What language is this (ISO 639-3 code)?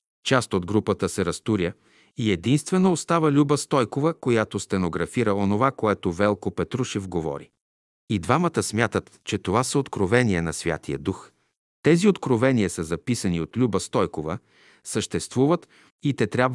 bul